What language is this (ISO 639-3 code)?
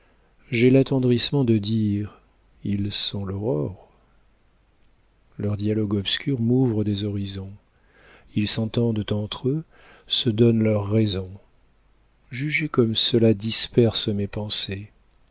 fra